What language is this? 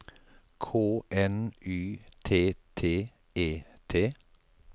Norwegian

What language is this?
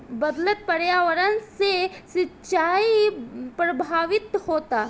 Bhojpuri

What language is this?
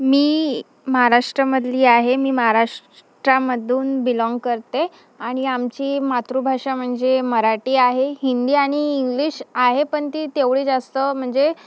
Marathi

